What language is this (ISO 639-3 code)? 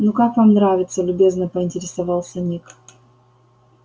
rus